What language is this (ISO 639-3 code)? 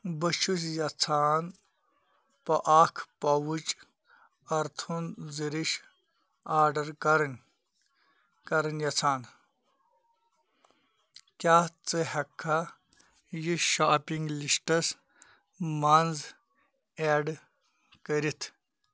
kas